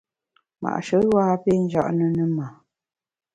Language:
Bamun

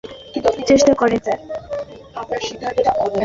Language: Bangla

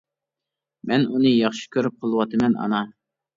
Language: Uyghur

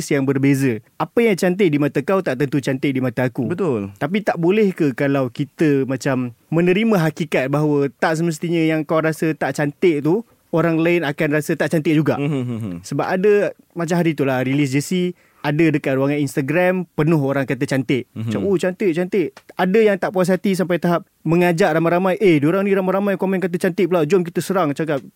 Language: Malay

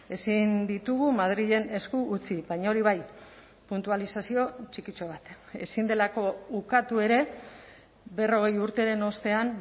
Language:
Basque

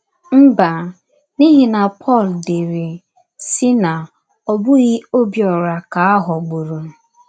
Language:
Igbo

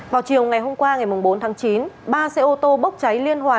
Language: Vietnamese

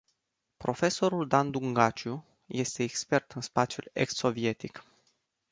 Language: Romanian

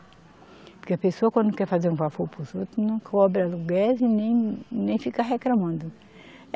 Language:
Portuguese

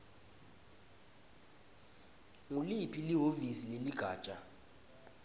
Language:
Swati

